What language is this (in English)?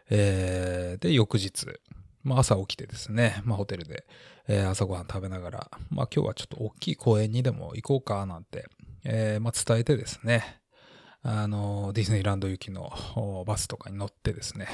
Japanese